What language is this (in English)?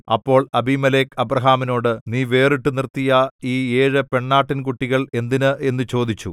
Malayalam